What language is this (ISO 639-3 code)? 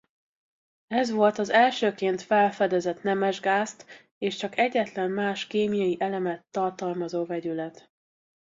hun